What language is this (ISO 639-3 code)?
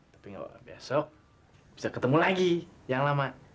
ind